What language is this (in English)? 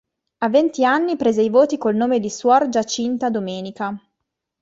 Italian